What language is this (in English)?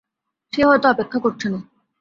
Bangla